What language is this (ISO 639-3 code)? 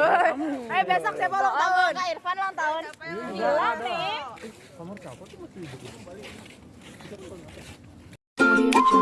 ind